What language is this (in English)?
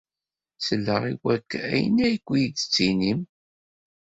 Kabyle